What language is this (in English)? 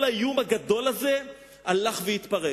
Hebrew